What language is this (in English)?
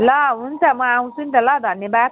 Nepali